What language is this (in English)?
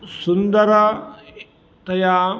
Sanskrit